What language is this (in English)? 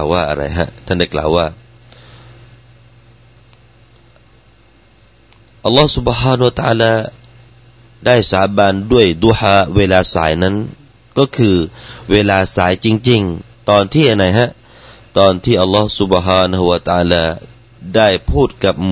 Thai